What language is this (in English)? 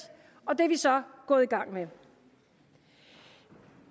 Danish